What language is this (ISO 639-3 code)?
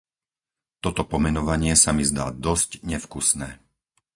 slk